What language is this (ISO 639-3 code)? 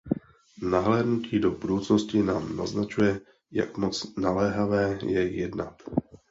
ces